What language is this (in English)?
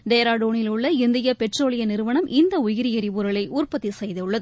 Tamil